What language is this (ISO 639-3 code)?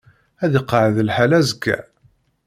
kab